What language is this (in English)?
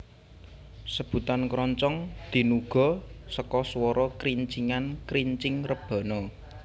Javanese